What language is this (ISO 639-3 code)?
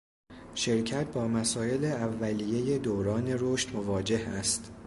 fas